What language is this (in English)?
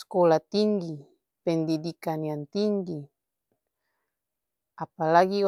Ambonese Malay